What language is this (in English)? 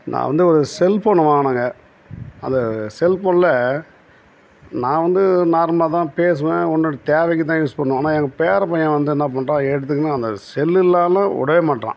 Tamil